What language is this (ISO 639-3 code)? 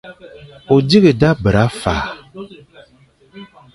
fan